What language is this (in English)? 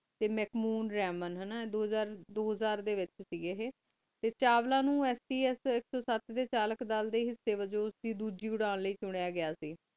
Punjabi